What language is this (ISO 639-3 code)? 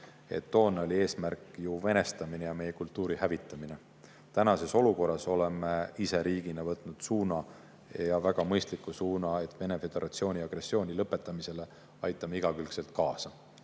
est